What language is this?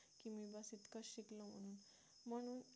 Marathi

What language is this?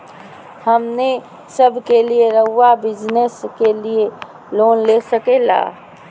Magahi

